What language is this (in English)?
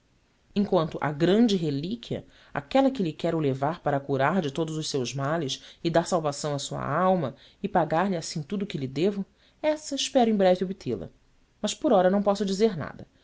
Portuguese